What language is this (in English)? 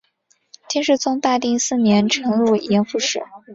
Chinese